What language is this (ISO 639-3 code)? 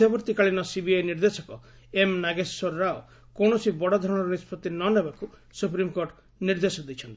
ori